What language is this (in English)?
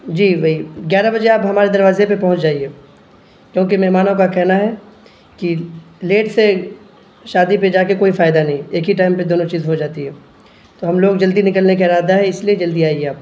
Urdu